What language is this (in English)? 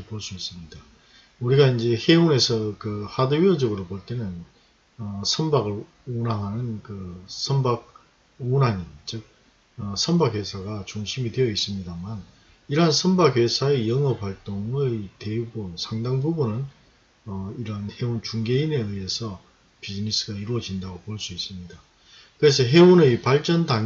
Korean